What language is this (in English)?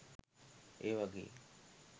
Sinhala